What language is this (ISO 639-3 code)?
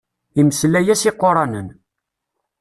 kab